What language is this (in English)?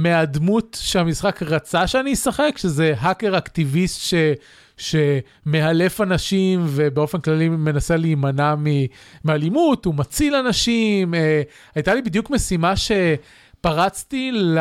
Hebrew